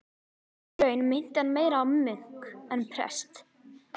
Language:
Icelandic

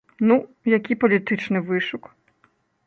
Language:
Belarusian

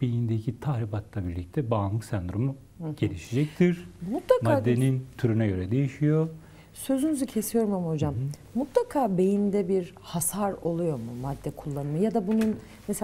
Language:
Turkish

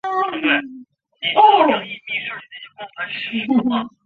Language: Chinese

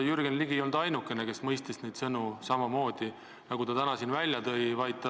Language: Estonian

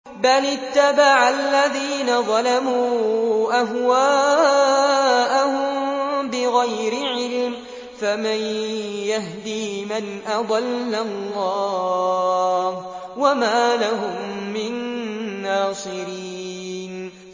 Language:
Arabic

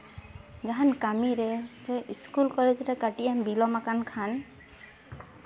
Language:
Santali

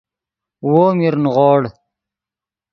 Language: Yidgha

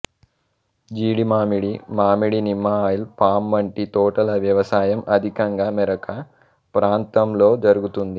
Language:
Telugu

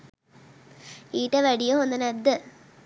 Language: Sinhala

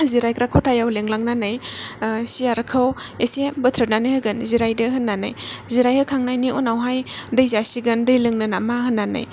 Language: Bodo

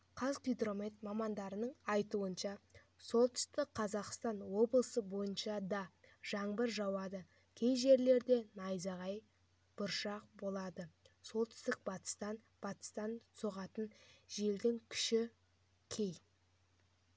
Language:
Kazakh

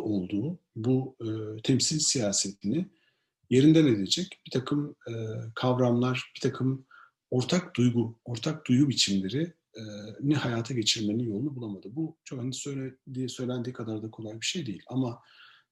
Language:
Turkish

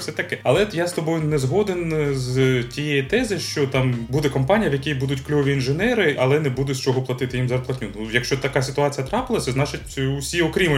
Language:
Ukrainian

